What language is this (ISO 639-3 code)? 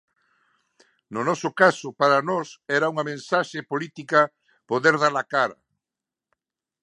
glg